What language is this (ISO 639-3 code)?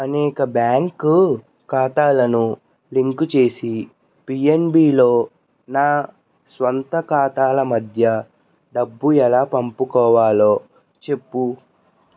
tel